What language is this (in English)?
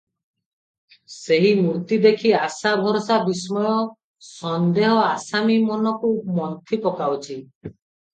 Odia